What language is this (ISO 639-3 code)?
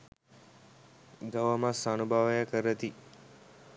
sin